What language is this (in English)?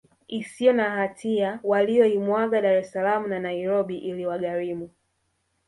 Swahili